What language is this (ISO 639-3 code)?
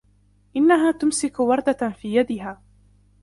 ara